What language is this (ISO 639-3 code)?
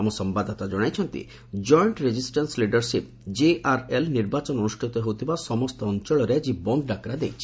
ori